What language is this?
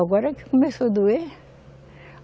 Portuguese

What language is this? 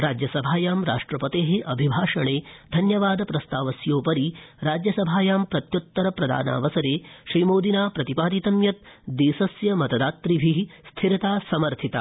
Sanskrit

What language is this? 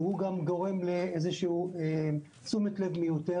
Hebrew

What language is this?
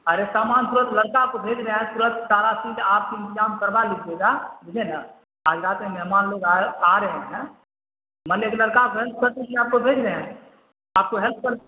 Urdu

